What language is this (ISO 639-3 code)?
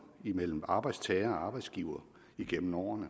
dan